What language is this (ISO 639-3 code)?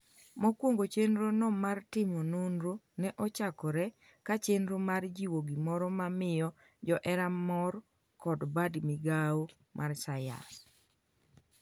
luo